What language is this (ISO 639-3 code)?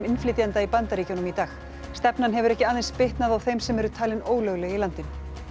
isl